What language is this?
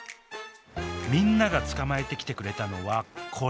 Japanese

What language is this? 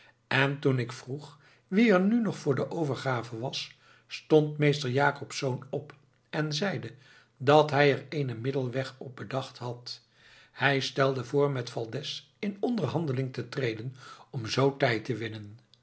Dutch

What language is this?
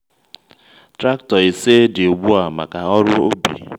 Igbo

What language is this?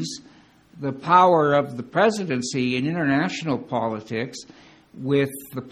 English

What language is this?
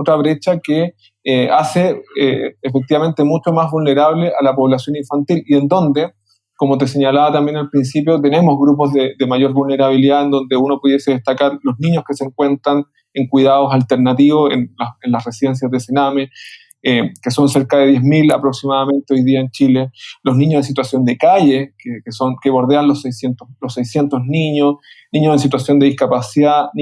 Spanish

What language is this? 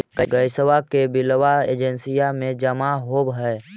Magahi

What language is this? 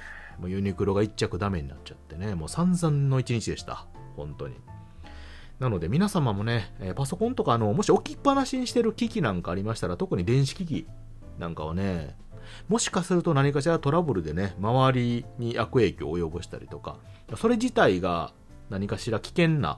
Japanese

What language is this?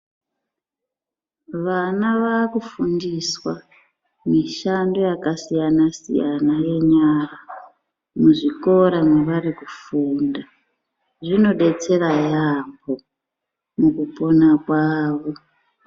Ndau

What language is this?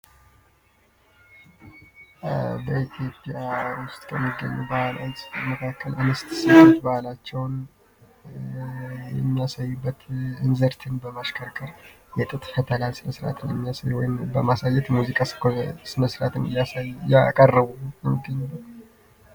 Amharic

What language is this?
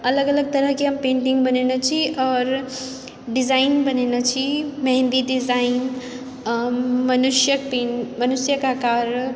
Maithili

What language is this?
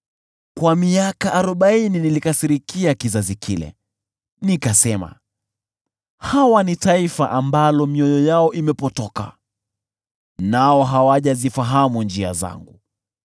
Swahili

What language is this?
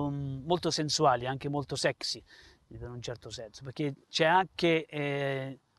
Italian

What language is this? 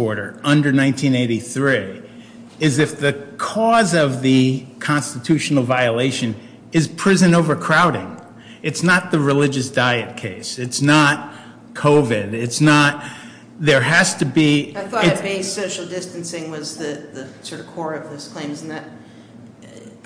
English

